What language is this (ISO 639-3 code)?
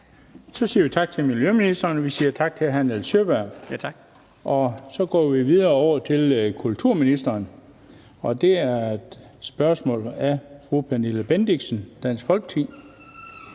dan